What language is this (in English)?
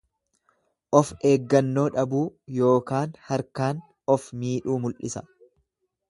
Oromo